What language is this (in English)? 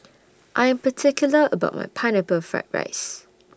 English